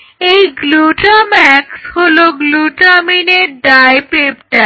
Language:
Bangla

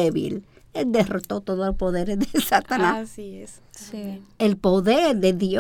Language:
Spanish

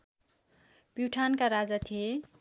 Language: Nepali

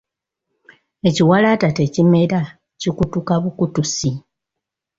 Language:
Ganda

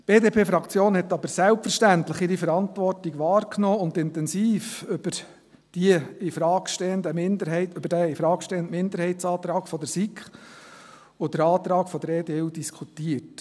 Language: Swiss German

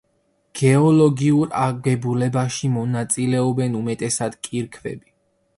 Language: Georgian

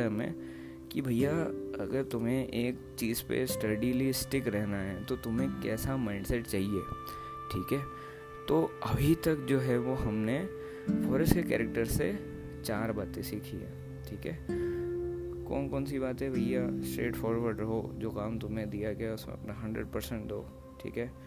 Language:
Hindi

